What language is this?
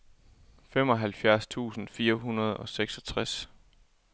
Danish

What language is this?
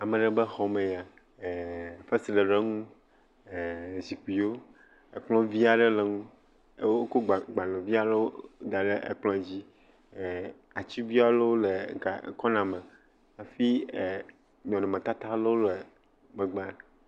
Ewe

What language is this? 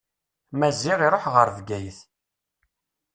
Kabyle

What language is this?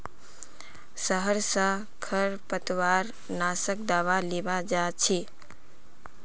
Magahi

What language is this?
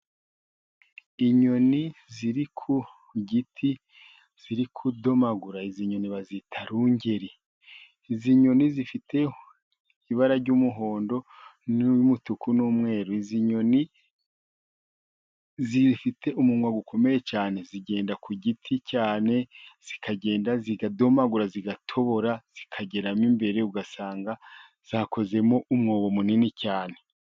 Kinyarwanda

